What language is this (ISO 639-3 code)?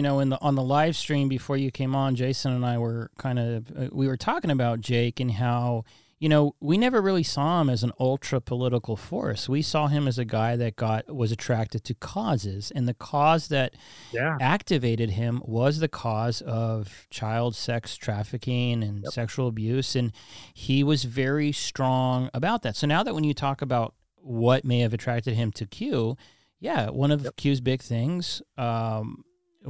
eng